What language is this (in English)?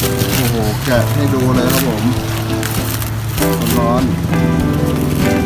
Thai